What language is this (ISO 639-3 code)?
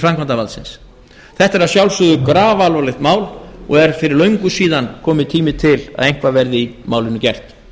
isl